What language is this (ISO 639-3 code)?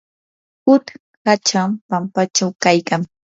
qur